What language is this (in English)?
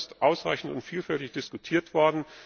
German